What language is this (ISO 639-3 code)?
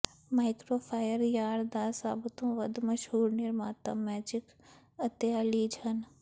pan